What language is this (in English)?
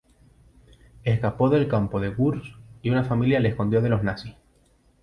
Spanish